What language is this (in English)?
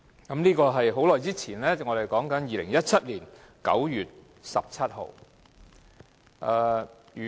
Cantonese